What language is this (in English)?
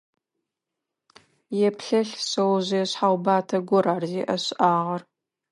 Adyghe